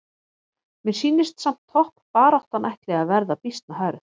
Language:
Icelandic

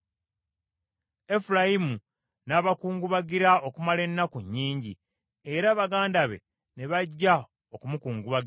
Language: Ganda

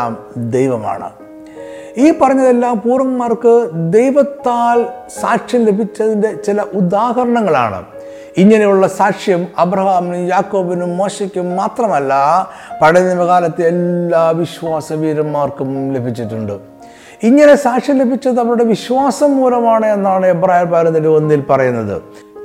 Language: Malayalam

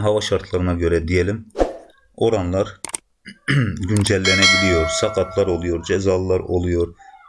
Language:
Turkish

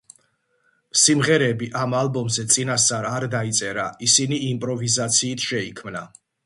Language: Georgian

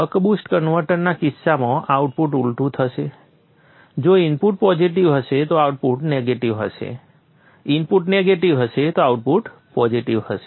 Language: Gujarati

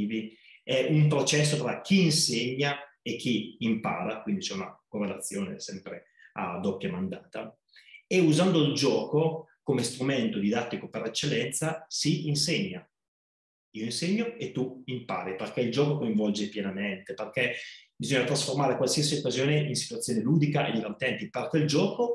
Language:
Italian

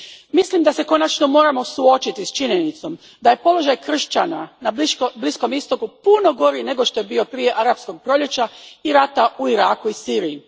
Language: Croatian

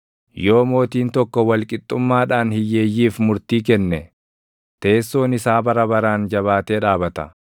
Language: Oromo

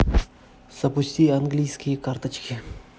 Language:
Russian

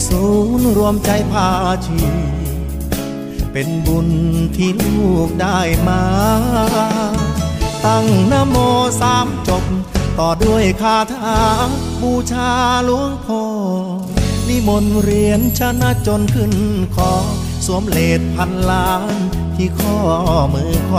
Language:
Thai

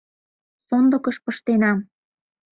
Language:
Mari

